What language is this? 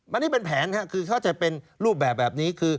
Thai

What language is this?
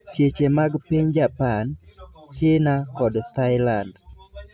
Luo (Kenya and Tanzania)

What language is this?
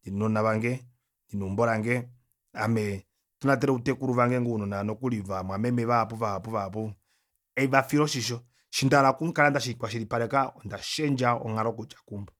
Kuanyama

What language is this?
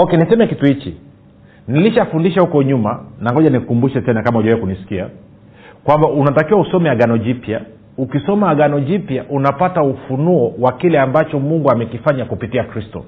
Swahili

